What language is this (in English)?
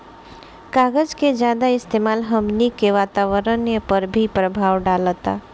Bhojpuri